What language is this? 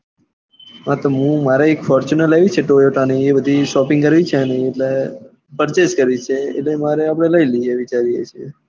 Gujarati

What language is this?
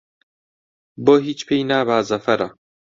Central Kurdish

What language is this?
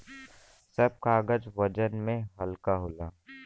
Bhojpuri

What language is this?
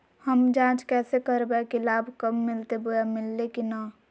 Magahi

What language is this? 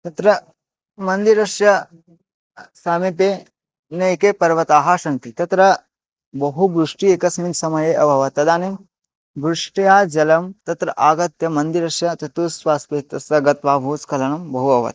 Sanskrit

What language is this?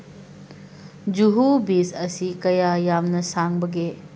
Manipuri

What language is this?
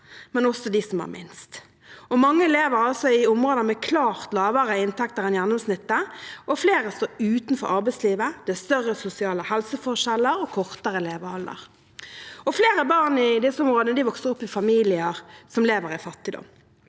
Norwegian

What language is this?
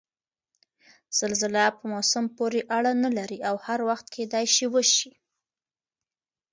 Pashto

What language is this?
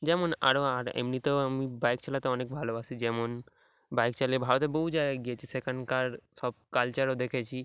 Bangla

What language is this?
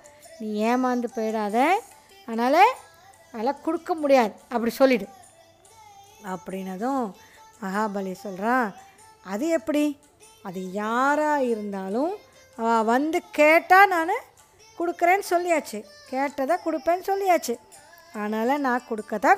Tamil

